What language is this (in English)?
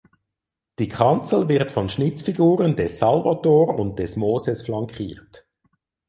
German